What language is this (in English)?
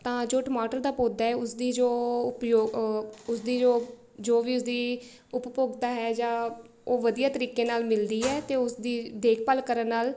Punjabi